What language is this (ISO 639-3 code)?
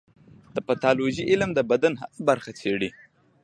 pus